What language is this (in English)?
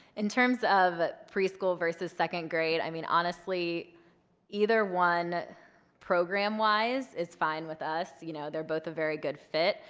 English